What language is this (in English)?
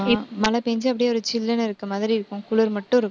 Tamil